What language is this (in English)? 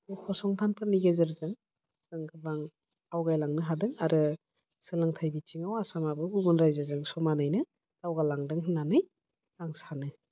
Bodo